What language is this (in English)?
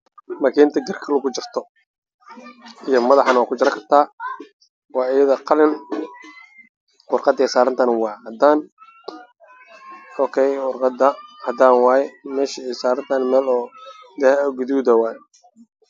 Somali